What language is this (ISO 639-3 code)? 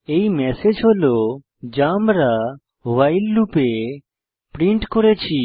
ben